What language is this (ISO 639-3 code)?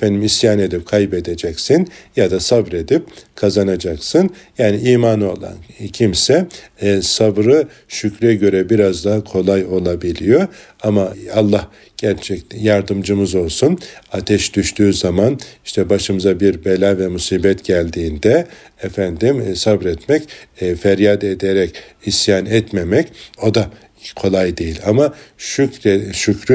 tur